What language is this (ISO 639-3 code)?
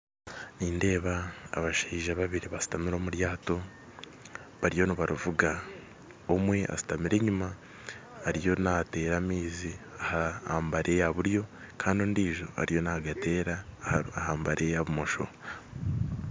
nyn